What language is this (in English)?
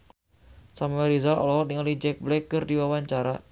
Sundanese